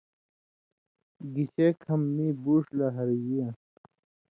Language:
Indus Kohistani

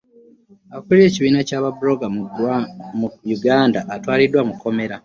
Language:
Ganda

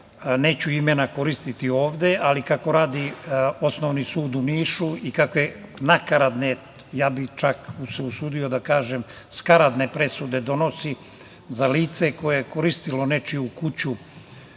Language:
Serbian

